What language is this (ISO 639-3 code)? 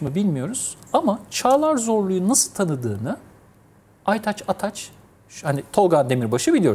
tur